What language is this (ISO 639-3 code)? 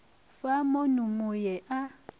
nso